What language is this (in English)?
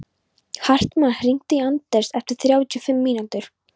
Icelandic